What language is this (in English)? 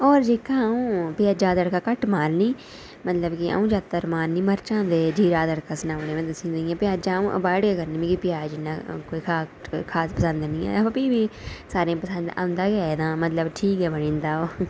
Dogri